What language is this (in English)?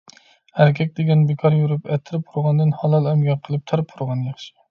Uyghur